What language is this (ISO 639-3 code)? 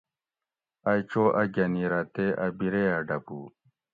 gwc